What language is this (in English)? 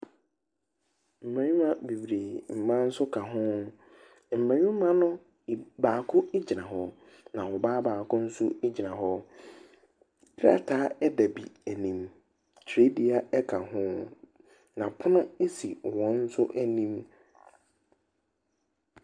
Akan